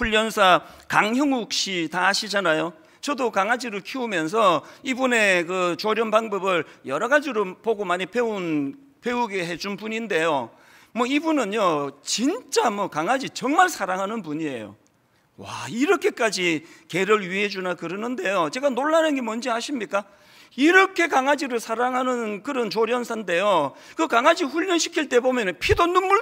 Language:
Korean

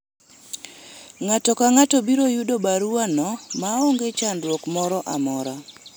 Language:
Luo (Kenya and Tanzania)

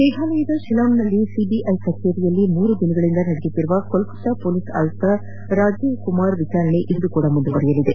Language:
Kannada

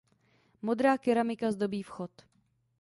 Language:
Czech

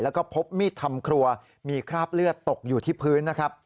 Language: Thai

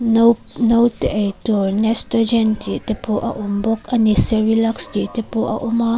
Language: Mizo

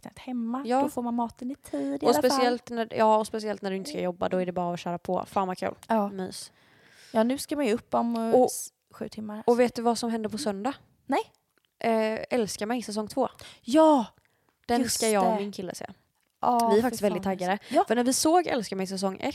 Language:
Swedish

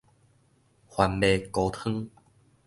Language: Min Nan Chinese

